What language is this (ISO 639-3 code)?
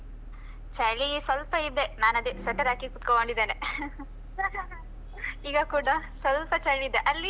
kan